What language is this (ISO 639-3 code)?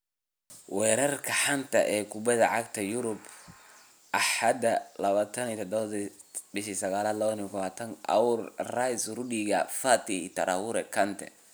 som